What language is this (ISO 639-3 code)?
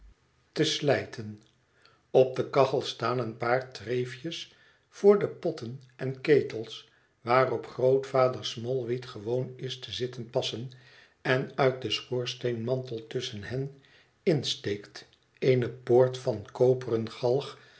nld